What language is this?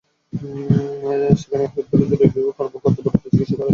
Bangla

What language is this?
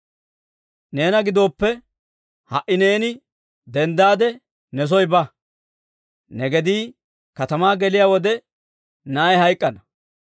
Dawro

